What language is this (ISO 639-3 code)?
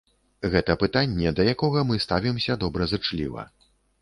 bel